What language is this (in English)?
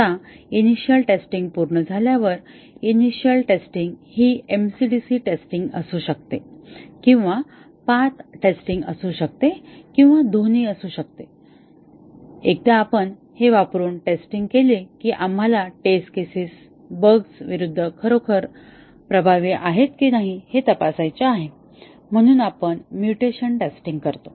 Marathi